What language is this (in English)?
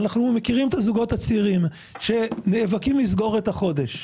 Hebrew